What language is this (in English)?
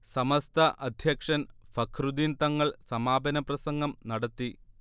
Malayalam